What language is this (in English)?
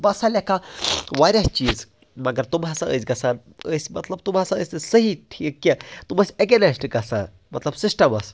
Kashmiri